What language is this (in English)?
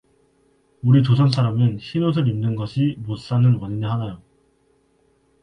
Korean